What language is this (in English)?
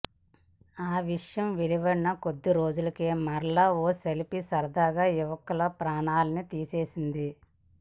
Telugu